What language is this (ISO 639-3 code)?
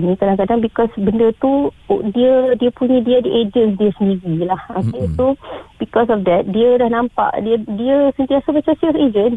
msa